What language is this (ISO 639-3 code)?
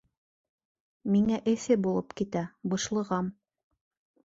bak